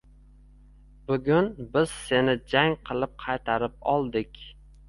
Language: Uzbek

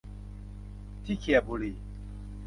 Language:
Thai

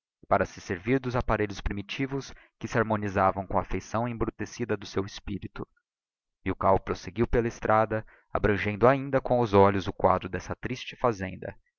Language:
Portuguese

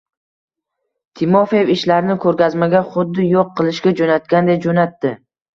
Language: Uzbek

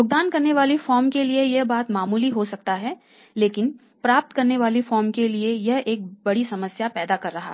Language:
Hindi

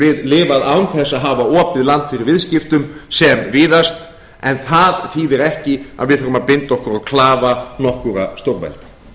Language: Icelandic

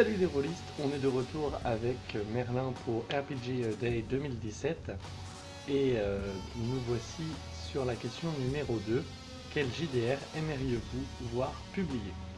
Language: French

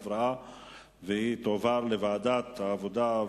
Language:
Hebrew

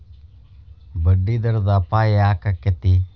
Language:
Kannada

